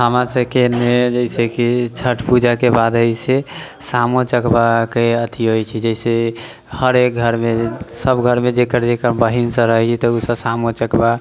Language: Maithili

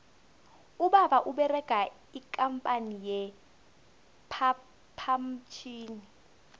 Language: South Ndebele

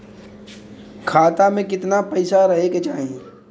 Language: Bhojpuri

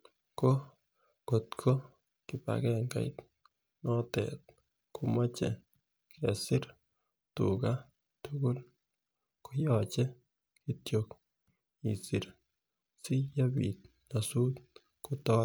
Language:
Kalenjin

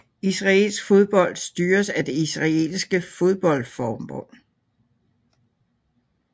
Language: Danish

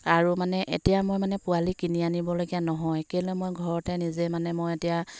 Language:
Assamese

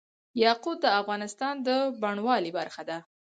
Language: Pashto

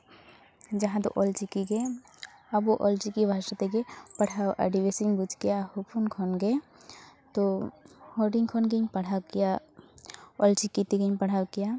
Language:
Santali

